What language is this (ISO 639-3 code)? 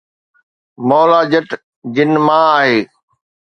snd